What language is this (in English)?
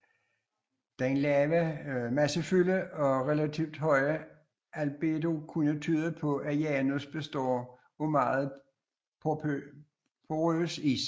Danish